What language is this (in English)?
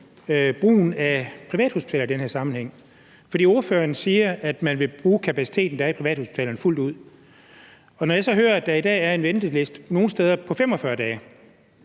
Danish